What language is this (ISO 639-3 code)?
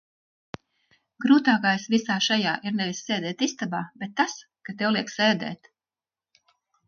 lav